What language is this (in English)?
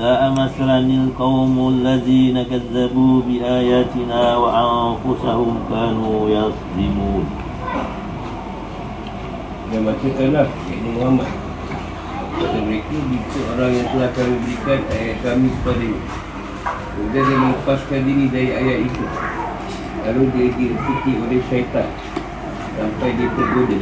Malay